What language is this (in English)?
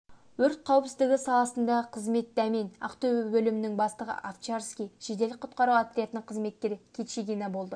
Kazakh